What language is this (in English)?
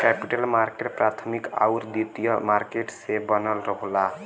Bhojpuri